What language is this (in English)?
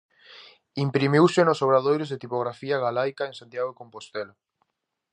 Galician